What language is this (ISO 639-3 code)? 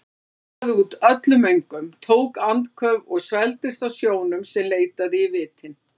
isl